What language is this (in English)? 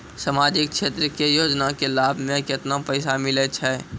Maithili